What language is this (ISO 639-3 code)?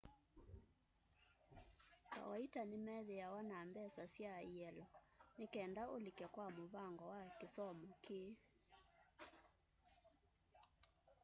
kam